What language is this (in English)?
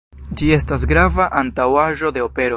Esperanto